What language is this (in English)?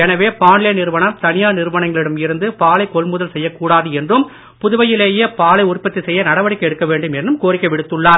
Tamil